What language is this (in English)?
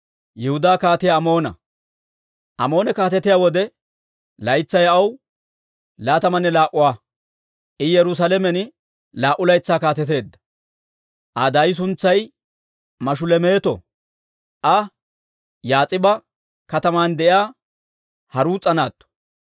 Dawro